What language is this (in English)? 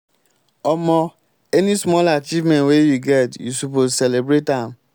Nigerian Pidgin